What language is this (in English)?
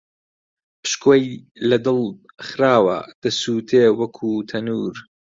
Central Kurdish